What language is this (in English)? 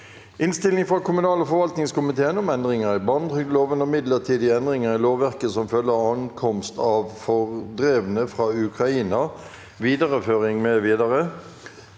Norwegian